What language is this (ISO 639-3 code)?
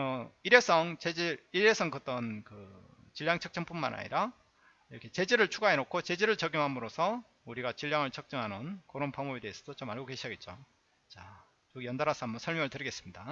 kor